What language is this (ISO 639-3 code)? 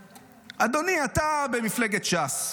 heb